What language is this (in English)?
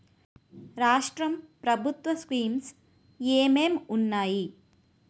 Telugu